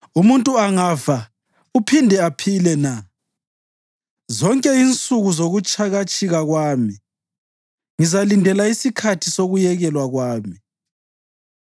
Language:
North Ndebele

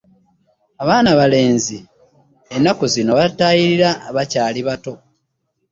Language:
Ganda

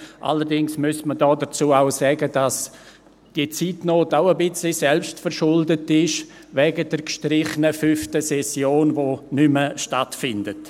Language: Swiss German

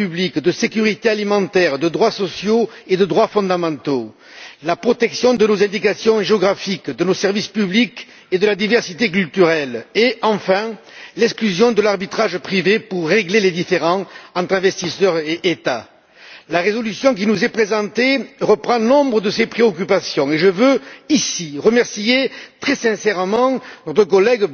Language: French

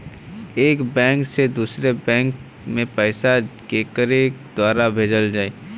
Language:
Bhojpuri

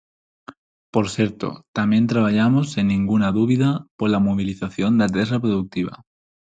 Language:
Galician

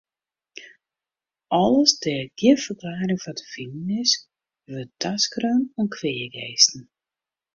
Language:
Western Frisian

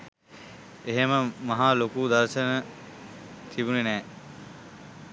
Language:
Sinhala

